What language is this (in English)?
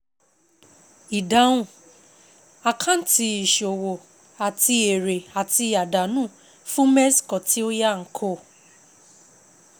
Yoruba